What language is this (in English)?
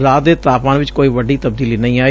Punjabi